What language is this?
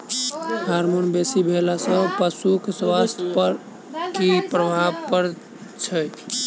Maithili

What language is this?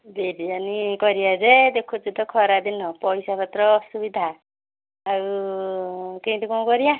Odia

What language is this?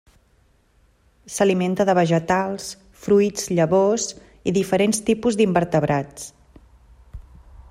Catalan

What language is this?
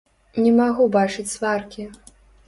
Belarusian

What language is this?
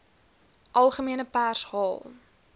Afrikaans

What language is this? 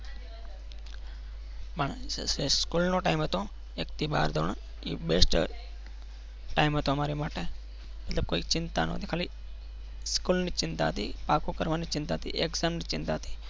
Gujarati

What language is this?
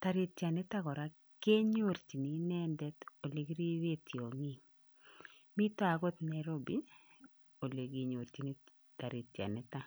Kalenjin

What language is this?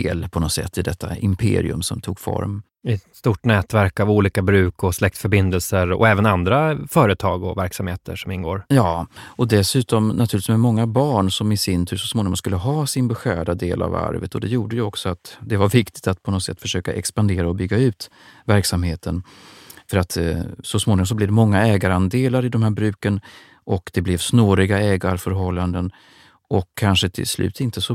Swedish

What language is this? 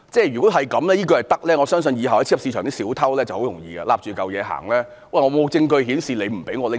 Cantonese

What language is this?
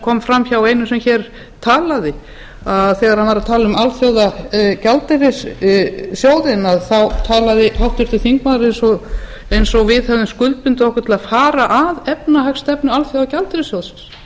Icelandic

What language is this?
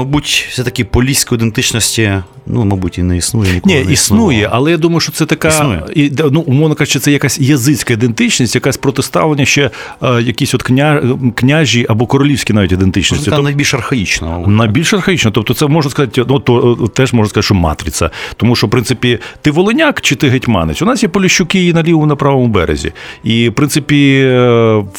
Ukrainian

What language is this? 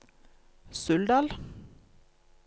Norwegian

